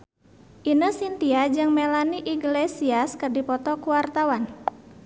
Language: Sundanese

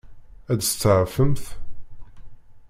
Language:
Kabyle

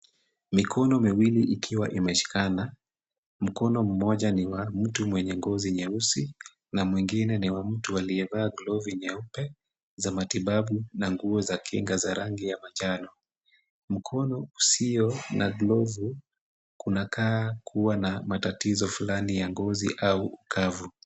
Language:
Swahili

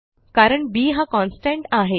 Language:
Marathi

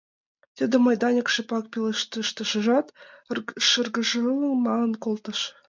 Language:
Mari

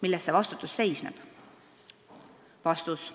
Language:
Estonian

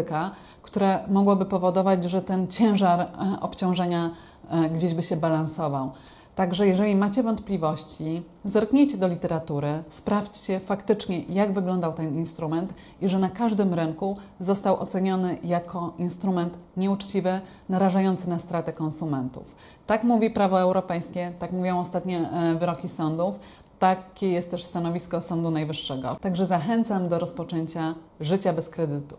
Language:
Polish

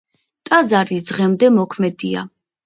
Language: Georgian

